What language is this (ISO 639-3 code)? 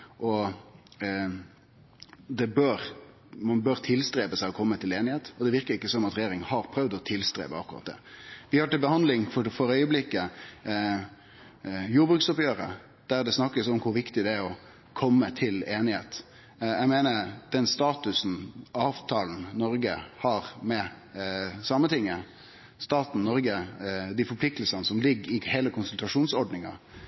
nno